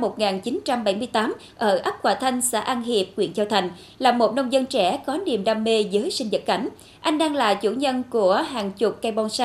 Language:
Vietnamese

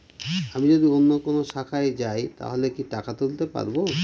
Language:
Bangla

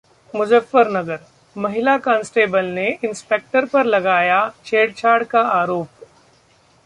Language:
Hindi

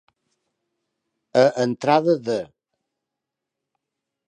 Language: Catalan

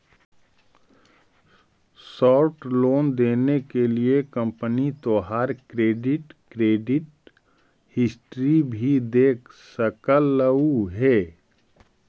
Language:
Magahi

